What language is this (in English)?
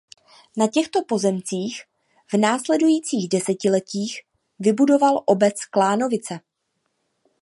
Czech